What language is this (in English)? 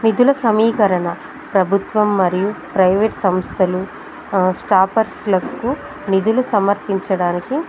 Telugu